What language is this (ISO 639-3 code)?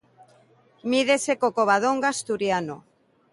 glg